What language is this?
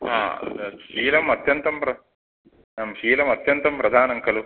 Sanskrit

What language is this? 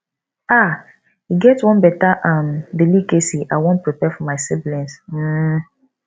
Nigerian Pidgin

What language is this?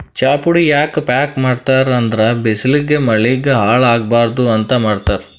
Kannada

